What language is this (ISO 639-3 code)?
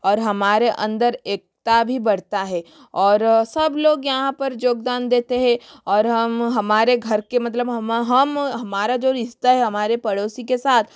hin